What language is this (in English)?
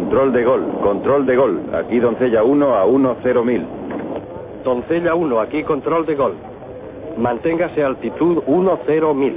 Spanish